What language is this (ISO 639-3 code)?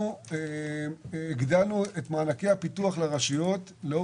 heb